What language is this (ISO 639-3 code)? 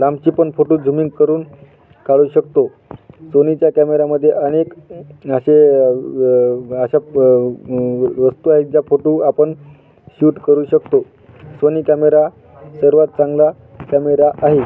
mar